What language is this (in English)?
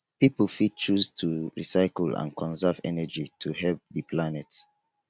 Nigerian Pidgin